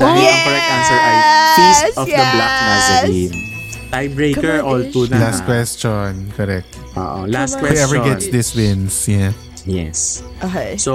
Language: Filipino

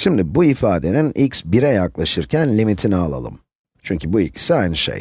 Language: Turkish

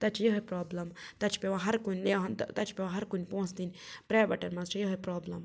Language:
Kashmiri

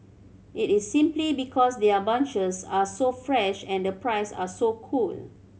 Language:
English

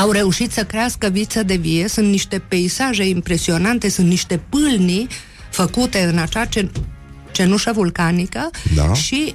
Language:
Romanian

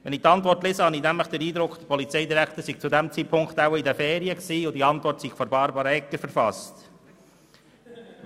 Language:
Swiss German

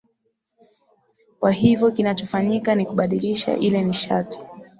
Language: Swahili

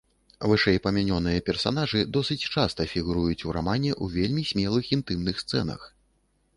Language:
Belarusian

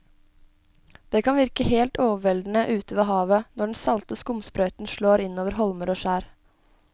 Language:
Norwegian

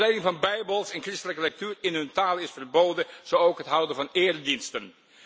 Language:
Dutch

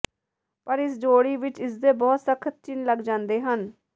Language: Punjabi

